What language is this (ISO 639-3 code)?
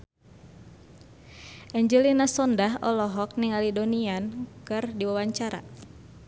sun